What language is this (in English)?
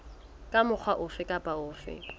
Southern Sotho